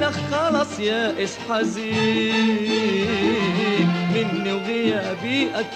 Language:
Arabic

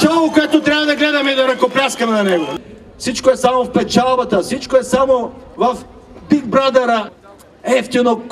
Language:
Bulgarian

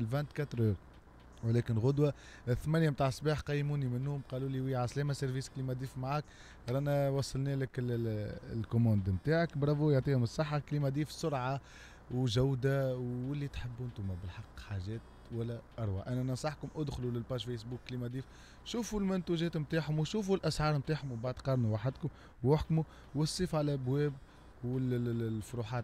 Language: Arabic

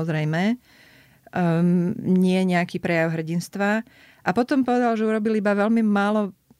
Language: Slovak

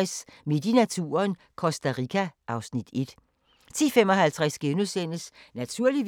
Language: Danish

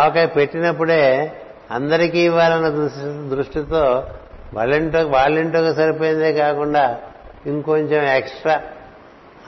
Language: Telugu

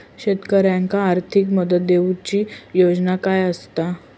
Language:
Marathi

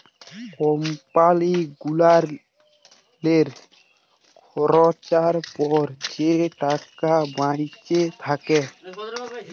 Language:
Bangla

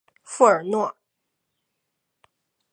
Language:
Chinese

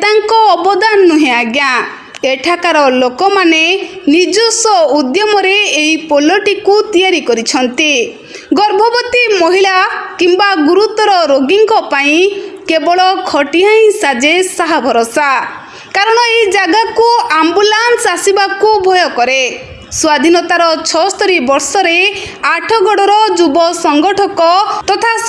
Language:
Odia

